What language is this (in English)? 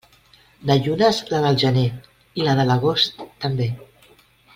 Catalan